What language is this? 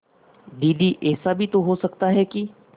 Hindi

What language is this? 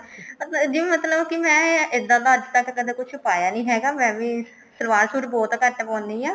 Punjabi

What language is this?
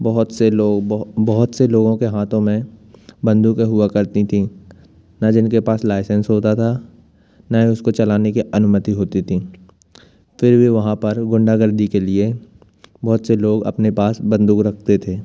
Hindi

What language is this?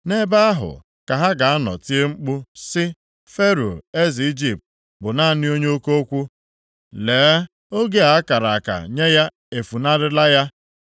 Igbo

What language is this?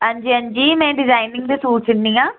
Dogri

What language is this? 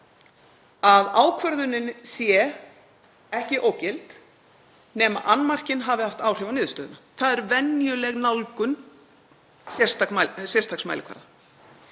Icelandic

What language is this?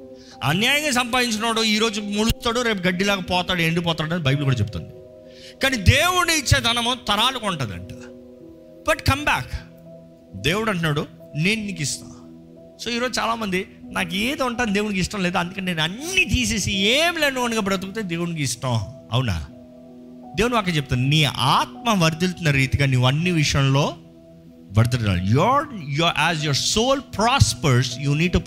Telugu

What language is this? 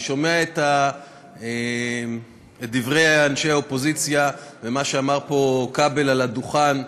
Hebrew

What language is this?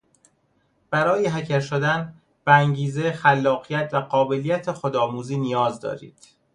Persian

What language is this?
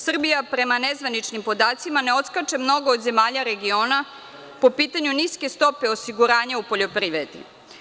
Serbian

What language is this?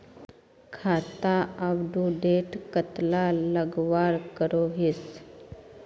Magahi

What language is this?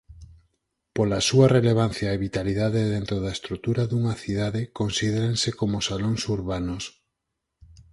Galician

